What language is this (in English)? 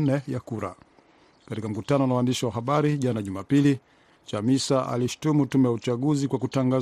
Swahili